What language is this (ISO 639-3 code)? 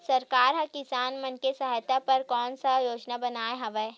hne